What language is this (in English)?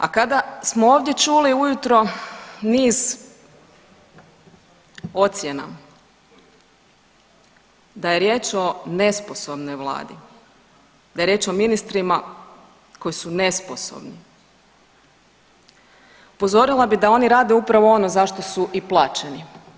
Croatian